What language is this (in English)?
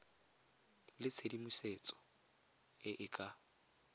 Tswana